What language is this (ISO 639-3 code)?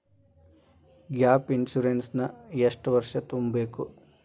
kan